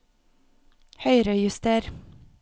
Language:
Norwegian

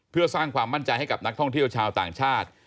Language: Thai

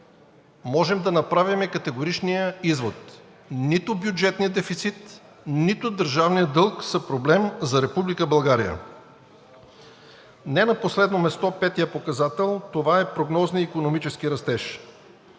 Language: Bulgarian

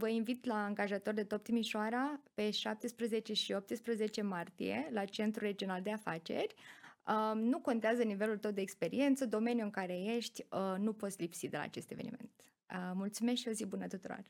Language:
Romanian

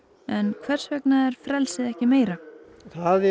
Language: Icelandic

